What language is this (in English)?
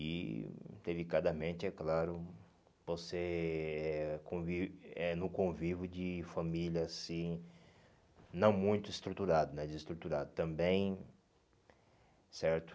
Portuguese